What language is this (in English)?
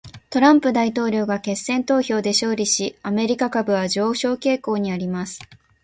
Japanese